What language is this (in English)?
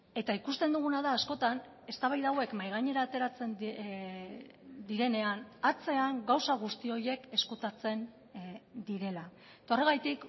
Basque